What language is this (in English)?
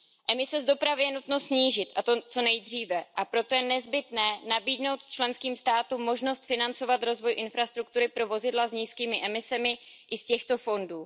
Czech